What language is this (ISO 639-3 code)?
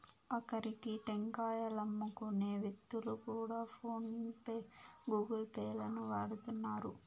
tel